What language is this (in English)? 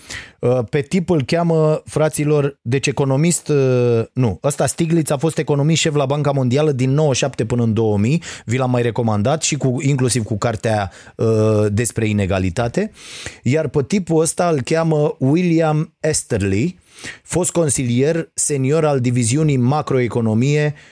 Romanian